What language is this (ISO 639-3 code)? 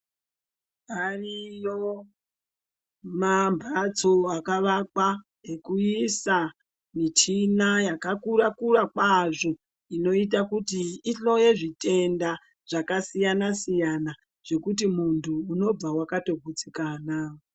ndc